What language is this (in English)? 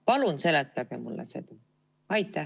Estonian